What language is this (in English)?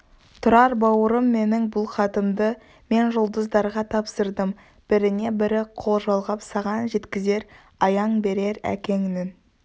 Kazakh